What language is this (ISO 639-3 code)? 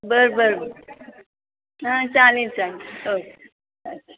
mar